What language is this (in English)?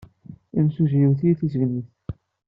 Kabyle